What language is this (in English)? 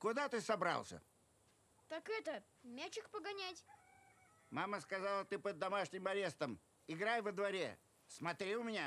Russian